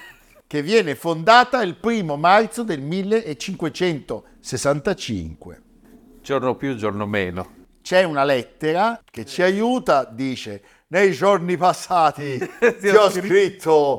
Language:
Italian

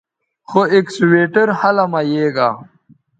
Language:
Bateri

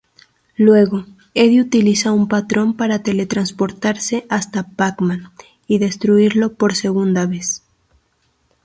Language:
Spanish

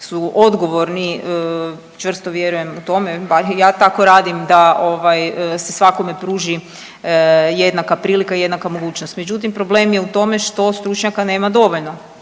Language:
Croatian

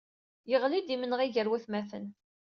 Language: Kabyle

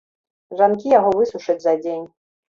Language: Belarusian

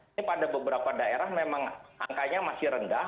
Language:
Indonesian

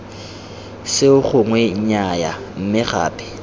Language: Tswana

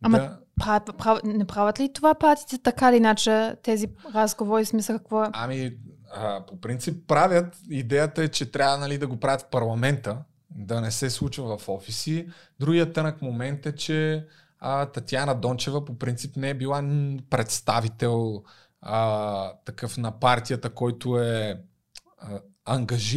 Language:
Bulgarian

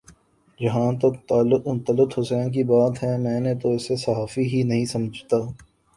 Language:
Urdu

